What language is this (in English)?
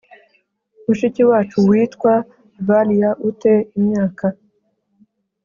Kinyarwanda